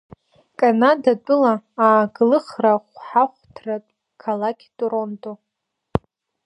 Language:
Abkhazian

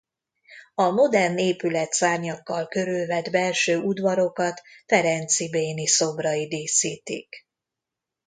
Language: Hungarian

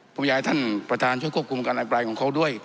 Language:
Thai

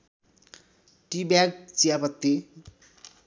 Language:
Nepali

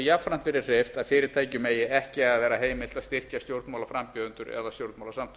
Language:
Icelandic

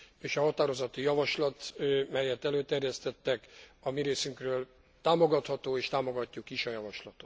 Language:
Hungarian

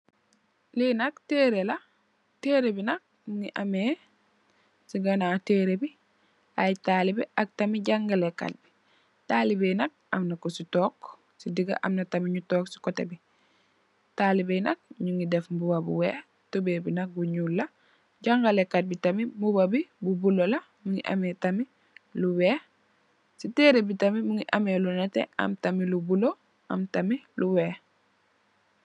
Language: Wolof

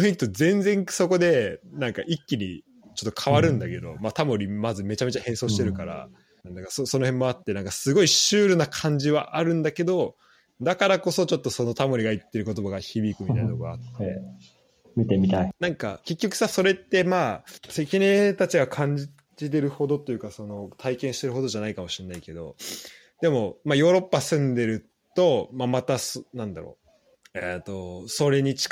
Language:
Japanese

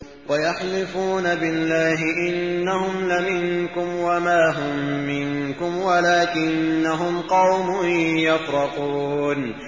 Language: Arabic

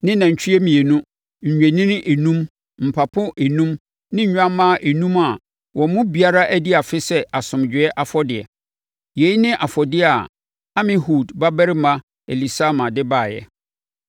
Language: Akan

